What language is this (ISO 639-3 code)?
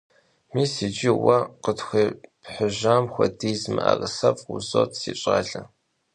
kbd